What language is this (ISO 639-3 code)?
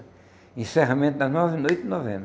por